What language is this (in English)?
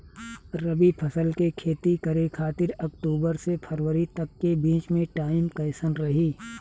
Bhojpuri